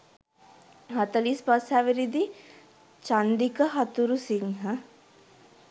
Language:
Sinhala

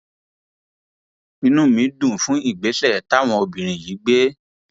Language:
Yoruba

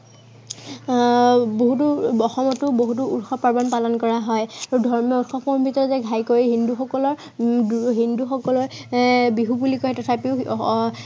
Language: Assamese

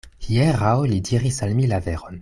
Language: Esperanto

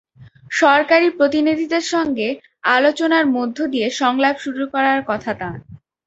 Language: Bangla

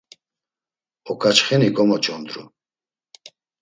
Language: Laz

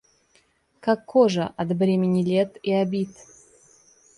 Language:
Russian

